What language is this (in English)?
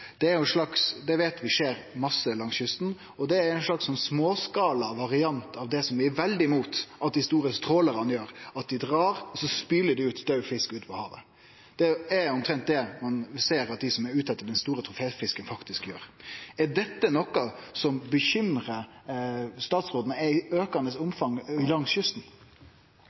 Norwegian